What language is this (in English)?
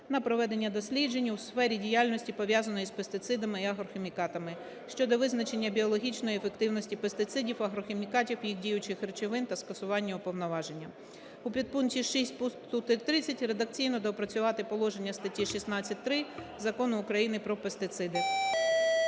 Ukrainian